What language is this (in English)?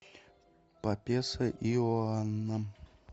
Russian